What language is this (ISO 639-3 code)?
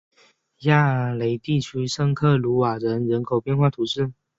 zho